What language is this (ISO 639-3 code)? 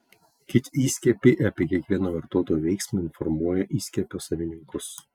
lit